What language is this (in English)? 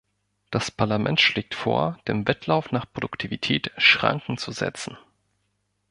German